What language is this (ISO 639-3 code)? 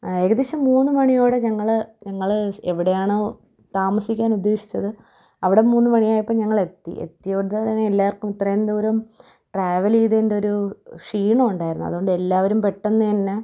mal